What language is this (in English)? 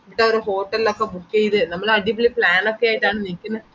Malayalam